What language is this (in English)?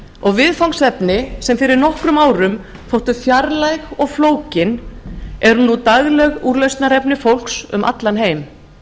Icelandic